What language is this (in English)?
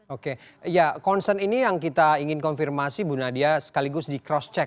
Indonesian